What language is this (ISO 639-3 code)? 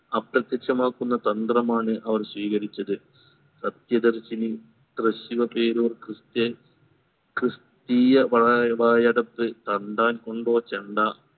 mal